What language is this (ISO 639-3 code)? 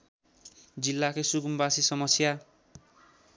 nep